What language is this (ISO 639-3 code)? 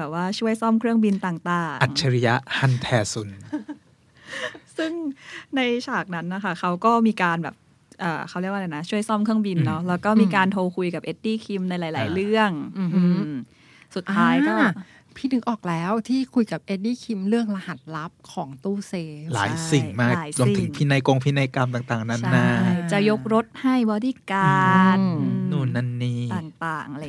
tha